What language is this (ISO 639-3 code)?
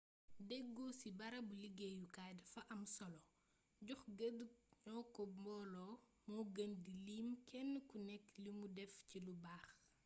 wol